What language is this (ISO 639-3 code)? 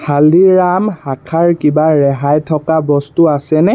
asm